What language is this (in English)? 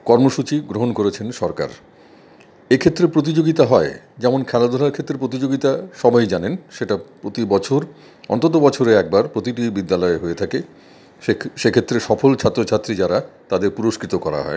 Bangla